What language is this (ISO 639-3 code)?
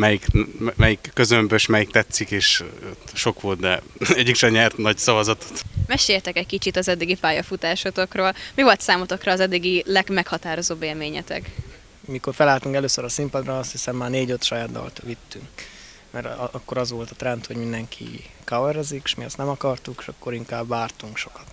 hun